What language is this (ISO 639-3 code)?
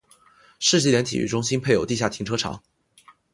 zho